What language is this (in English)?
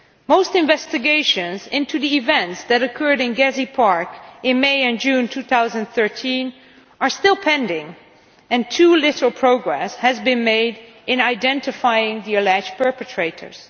English